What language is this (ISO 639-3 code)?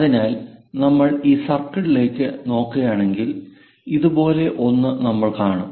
mal